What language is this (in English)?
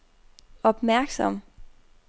Danish